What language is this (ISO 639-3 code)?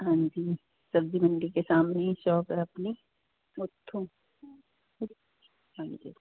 pan